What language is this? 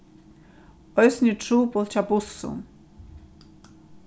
Faroese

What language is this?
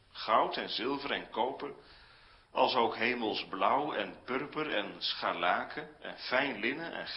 Dutch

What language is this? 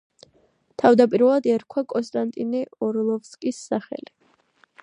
Georgian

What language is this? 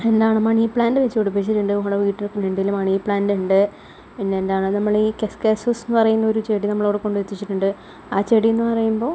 Malayalam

